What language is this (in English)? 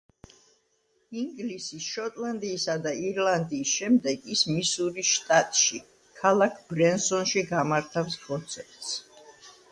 Georgian